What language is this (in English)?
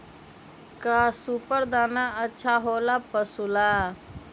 Magahi